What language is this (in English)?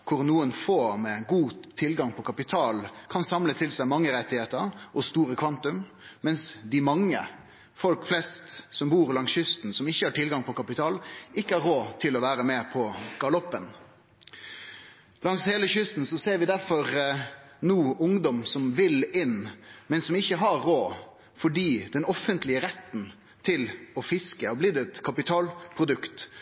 Norwegian Nynorsk